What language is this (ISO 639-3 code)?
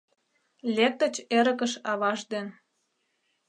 chm